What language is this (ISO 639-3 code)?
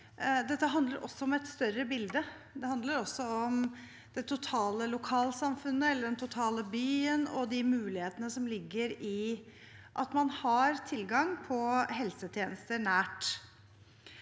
nor